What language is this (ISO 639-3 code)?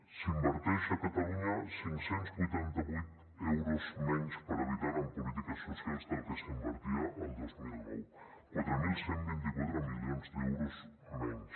cat